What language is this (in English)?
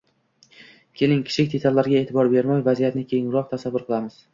Uzbek